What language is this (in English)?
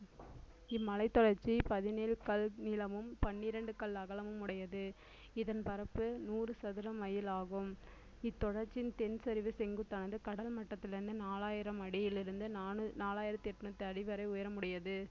Tamil